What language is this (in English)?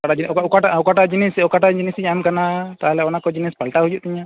Santali